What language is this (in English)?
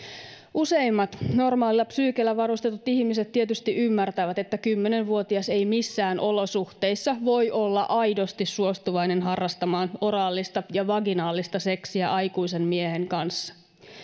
Finnish